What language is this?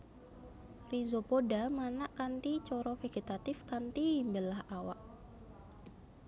Javanese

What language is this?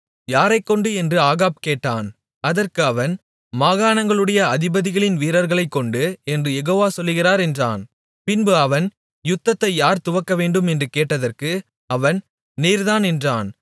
Tamil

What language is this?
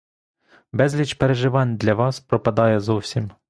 Ukrainian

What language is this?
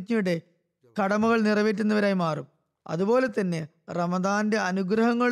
Malayalam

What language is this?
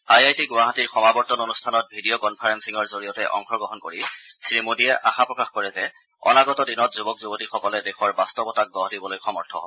Assamese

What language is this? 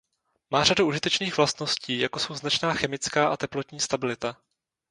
Czech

